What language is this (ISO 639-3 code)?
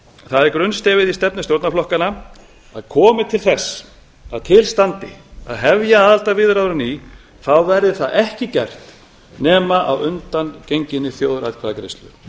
isl